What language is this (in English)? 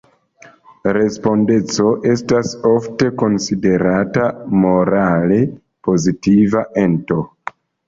Esperanto